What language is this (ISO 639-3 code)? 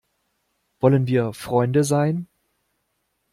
deu